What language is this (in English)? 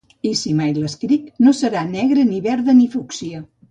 Catalan